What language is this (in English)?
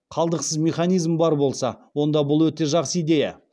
Kazakh